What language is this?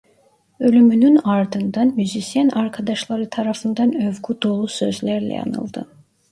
Turkish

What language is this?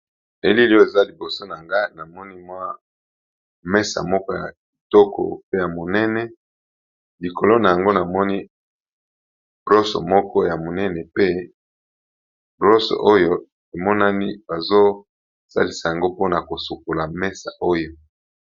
Lingala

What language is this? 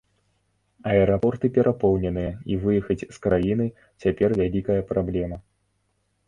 Belarusian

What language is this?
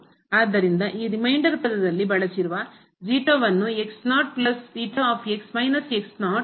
Kannada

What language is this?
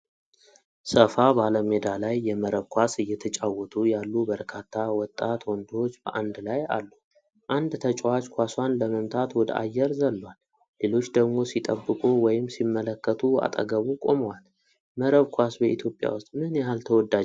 Amharic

